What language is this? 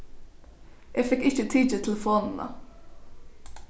Faroese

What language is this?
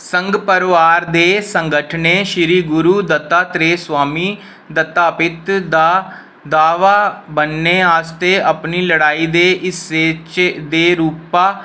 Dogri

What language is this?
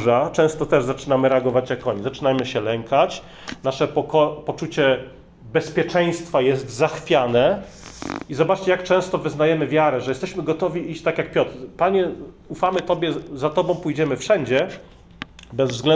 Polish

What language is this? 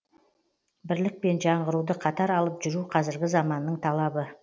Kazakh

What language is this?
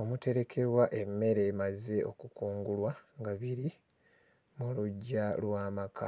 Ganda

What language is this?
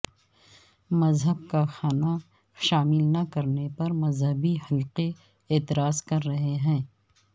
Urdu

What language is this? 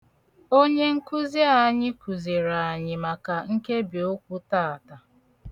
Igbo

